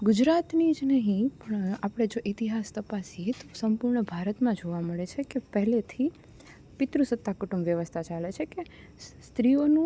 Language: Gujarati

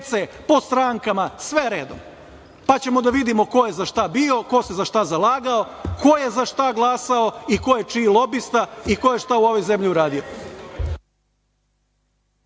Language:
Serbian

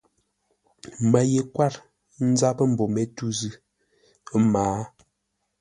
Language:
Ngombale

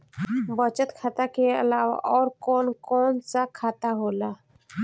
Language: Bhojpuri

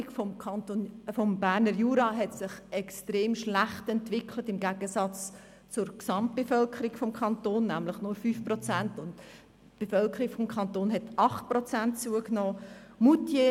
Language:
Swiss German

